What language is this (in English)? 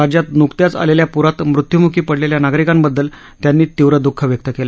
Marathi